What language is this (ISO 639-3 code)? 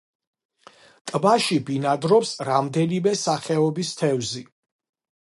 kat